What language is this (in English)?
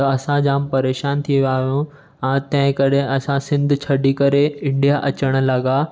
Sindhi